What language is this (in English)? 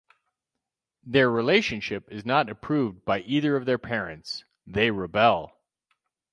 English